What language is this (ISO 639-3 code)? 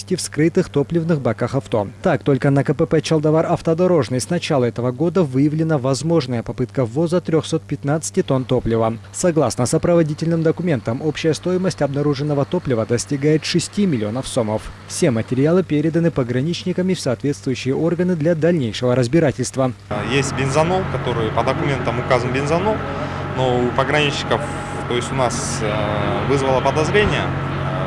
rus